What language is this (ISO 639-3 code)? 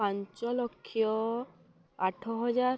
ori